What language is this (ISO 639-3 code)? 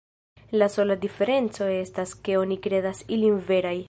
epo